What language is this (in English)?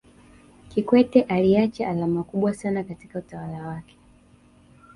Swahili